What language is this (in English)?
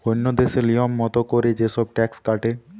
Bangla